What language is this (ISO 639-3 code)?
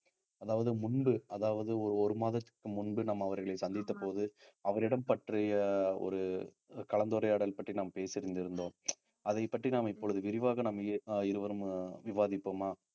tam